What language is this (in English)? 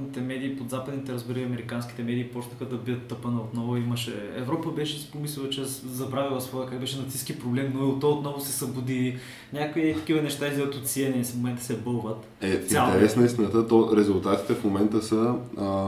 Bulgarian